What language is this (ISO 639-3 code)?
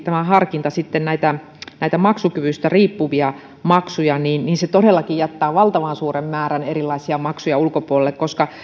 fin